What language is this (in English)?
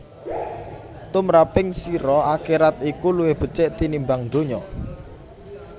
Javanese